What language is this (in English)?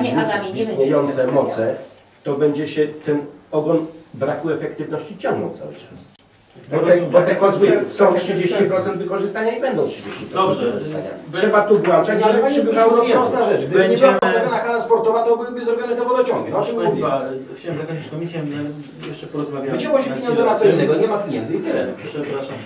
Polish